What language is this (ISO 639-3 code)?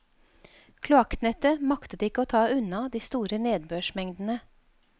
nor